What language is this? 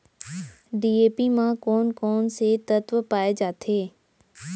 Chhattisgarhi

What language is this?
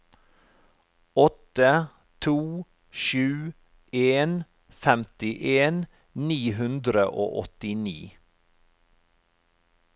Norwegian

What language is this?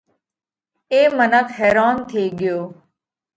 Parkari Koli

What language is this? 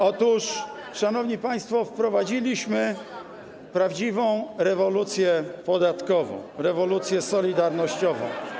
Polish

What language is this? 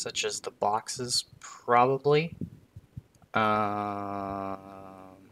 English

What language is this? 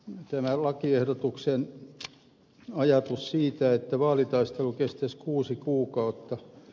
Finnish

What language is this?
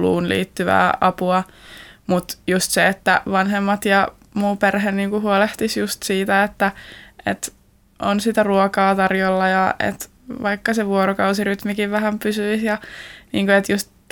Finnish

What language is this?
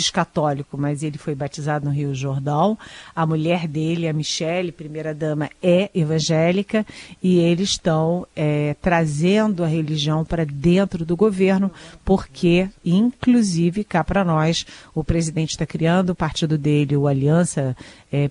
Portuguese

